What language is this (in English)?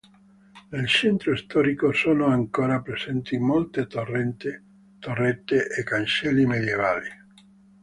Italian